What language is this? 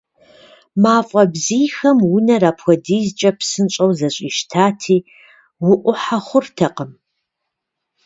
Kabardian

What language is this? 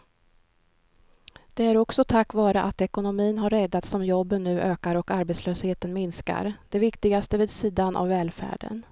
Swedish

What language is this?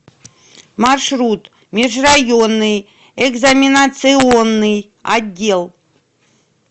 Russian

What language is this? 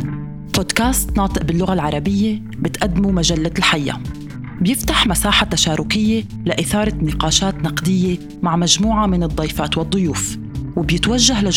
Arabic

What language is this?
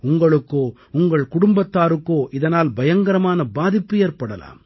Tamil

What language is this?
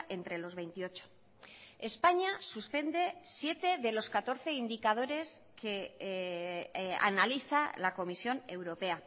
Spanish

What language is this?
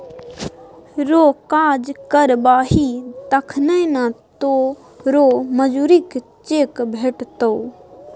Maithili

